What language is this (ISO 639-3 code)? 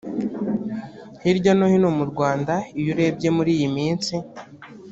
kin